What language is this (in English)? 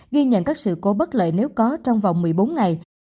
Vietnamese